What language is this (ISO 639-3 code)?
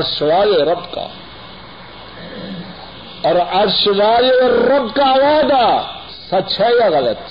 urd